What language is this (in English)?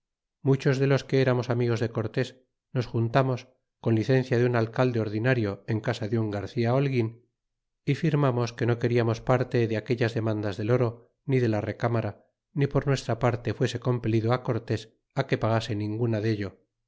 Spanish